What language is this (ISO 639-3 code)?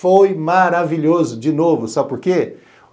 por